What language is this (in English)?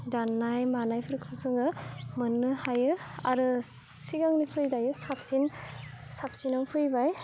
Bodo